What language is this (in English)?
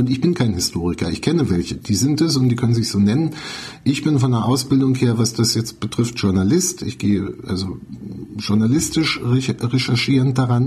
German